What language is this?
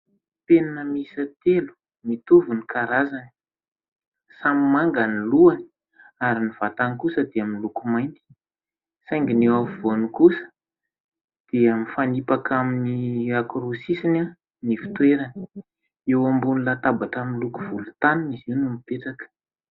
Malagasy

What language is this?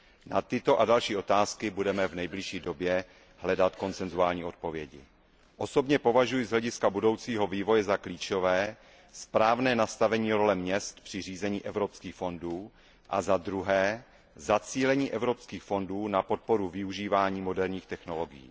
Czech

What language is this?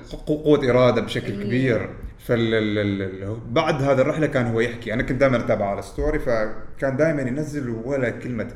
Arabic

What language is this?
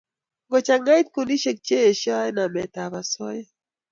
Kalenjin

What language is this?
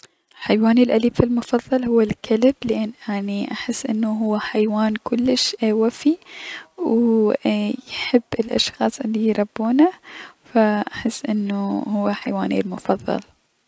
Mesopotamian Arabic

